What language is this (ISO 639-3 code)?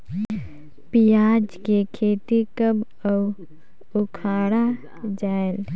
hne